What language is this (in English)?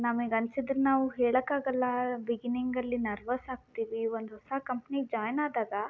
Kannada